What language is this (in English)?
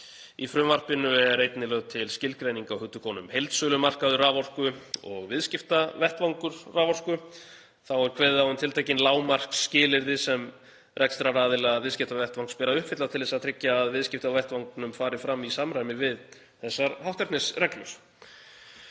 Icelandic